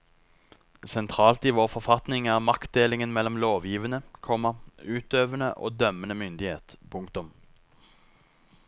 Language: Norwegian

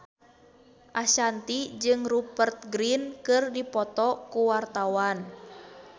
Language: Sundanese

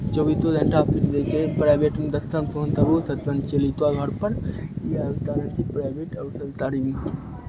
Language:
Maithili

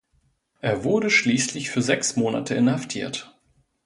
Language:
German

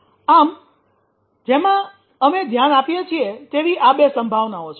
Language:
Gujarati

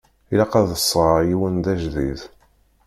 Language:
Kabyle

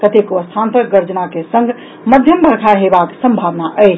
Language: Maithili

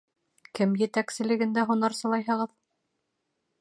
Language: Bashkir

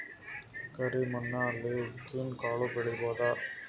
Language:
Kannada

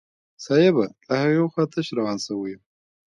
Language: Pashto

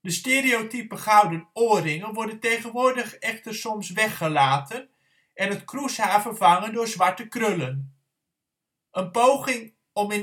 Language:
Dutch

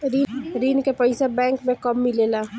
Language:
Bhojpuri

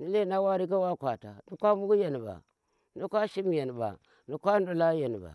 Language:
Tera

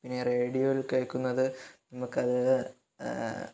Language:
Malayalam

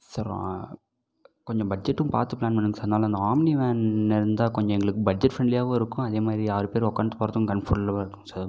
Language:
Tamil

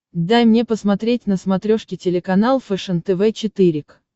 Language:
Russian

